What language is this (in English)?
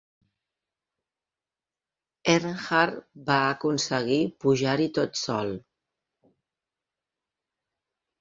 Catalan